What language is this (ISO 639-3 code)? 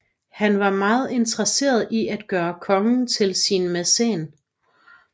dan